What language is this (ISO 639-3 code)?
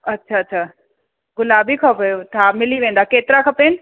snd